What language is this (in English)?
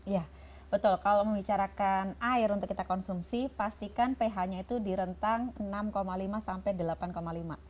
Indonesian